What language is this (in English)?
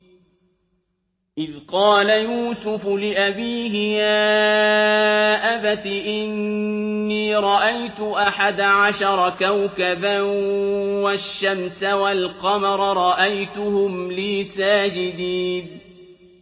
Arabic